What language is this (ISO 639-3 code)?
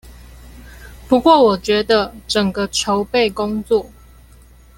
zho